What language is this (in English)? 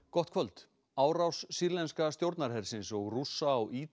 Icelandic